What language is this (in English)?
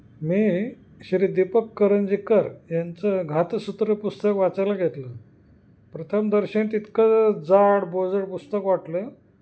Marathi